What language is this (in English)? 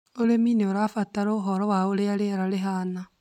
Kikuyu